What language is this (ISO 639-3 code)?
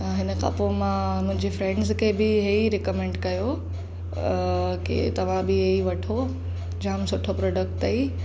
snd